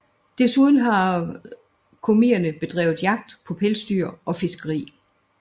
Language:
Danish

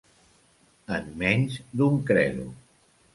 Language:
Catalan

